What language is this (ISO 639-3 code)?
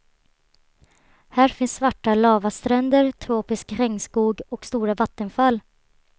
swe